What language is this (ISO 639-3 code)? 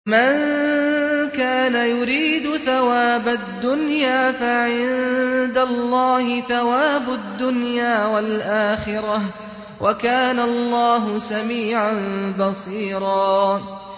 ara